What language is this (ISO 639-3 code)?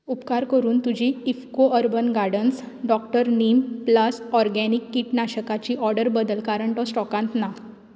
kok